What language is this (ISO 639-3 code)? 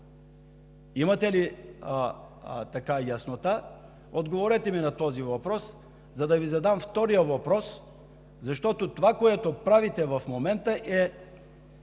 bul